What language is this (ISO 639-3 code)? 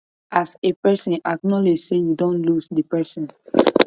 pcm